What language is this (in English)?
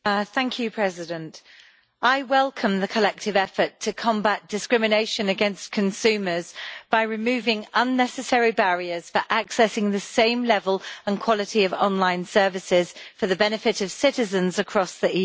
English